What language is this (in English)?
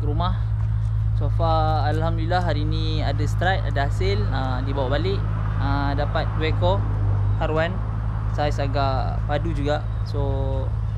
Malay